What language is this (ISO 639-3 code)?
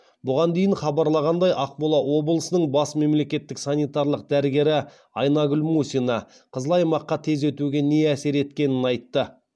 kaz